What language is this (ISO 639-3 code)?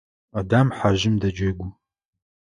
ady